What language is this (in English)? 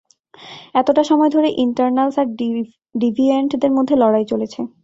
Bangla